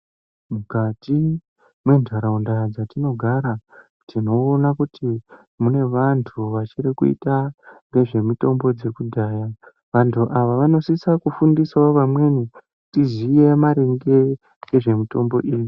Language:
Ndau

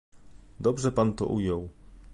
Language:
Polish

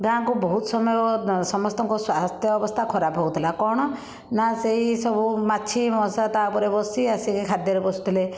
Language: Odia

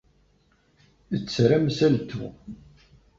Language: Kabyle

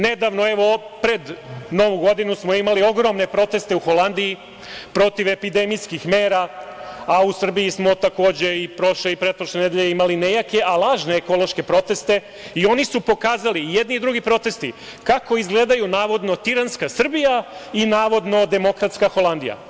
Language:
Serbian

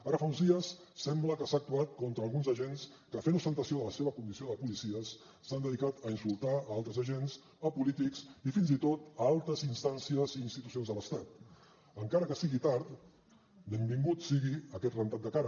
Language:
Catalan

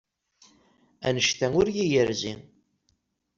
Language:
Kabyle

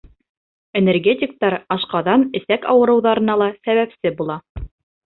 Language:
Bashkir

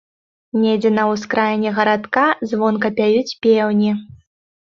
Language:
Belarusian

